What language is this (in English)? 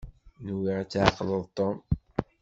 Kabyle